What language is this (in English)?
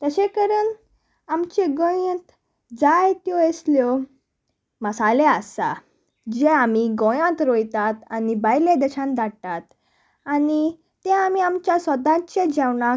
Konkani